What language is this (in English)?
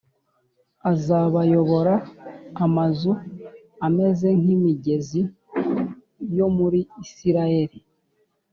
Kinyarwanda